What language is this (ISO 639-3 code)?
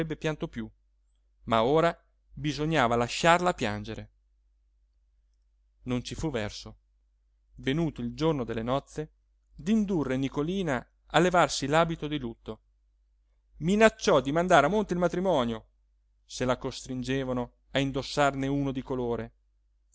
ita